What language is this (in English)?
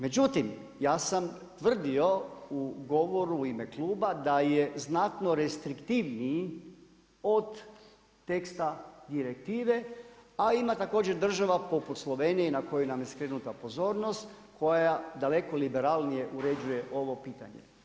Croatian